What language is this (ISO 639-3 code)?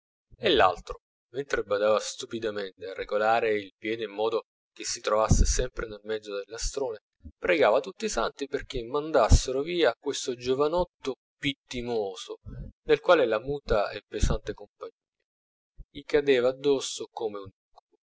ita